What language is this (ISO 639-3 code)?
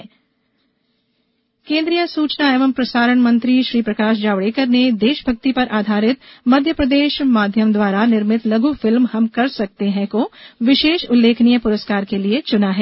hin